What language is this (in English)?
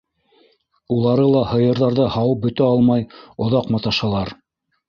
Bashkir